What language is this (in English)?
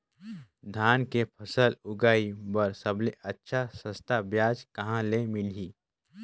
Chhattisgarhi